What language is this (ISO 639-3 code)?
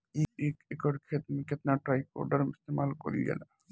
bho